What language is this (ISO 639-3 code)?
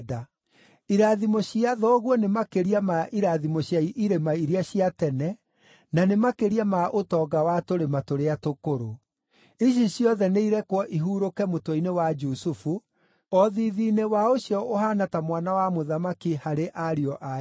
kik